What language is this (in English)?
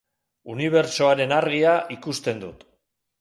Basque